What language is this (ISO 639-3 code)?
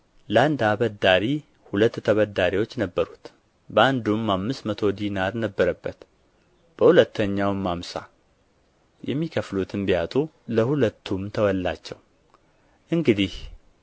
amh